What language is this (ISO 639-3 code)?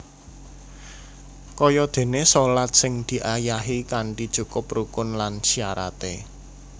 jav